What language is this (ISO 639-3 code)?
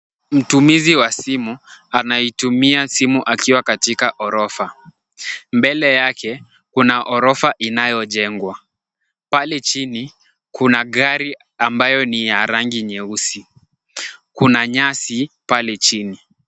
swa